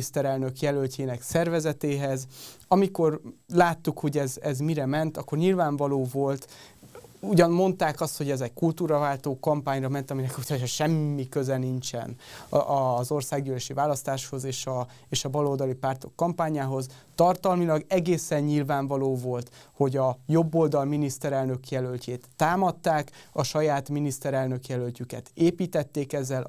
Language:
Hungarian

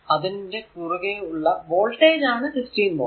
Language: Malayalam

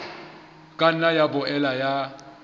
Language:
Southern Sotho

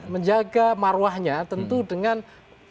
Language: Indonesian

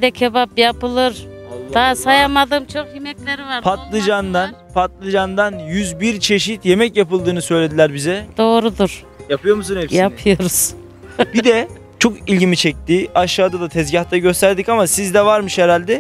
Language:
Turkish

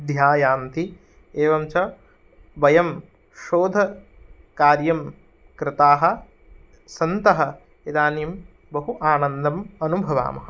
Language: Sanskrit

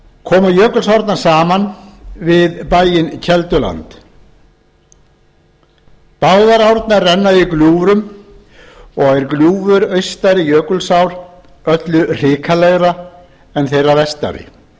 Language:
Icelandic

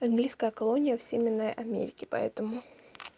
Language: Russian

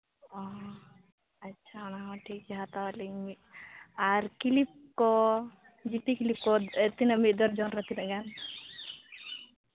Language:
Santali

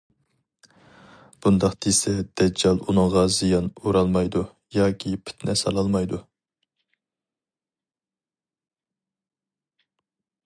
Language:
Uyghur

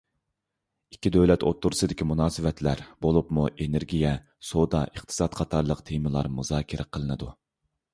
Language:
Uyghur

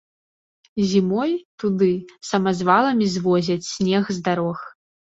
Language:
Belarusian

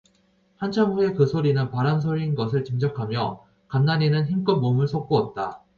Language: Korean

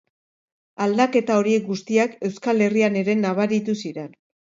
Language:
Basque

